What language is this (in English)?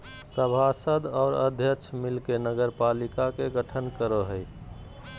Magahi